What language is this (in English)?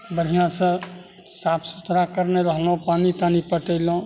Maithili